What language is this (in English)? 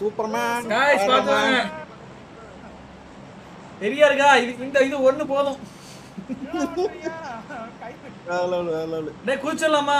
Indonesian